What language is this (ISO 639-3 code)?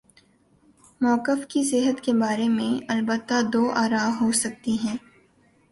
urd